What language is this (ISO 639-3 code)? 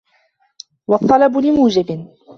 ara